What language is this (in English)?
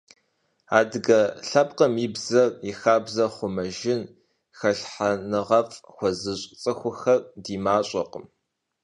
Kabardian